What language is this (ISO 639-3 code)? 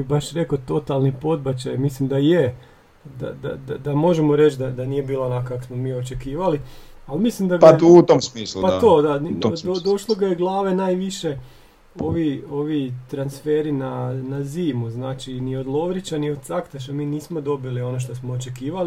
hrv